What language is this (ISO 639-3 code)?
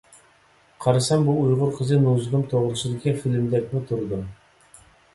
uig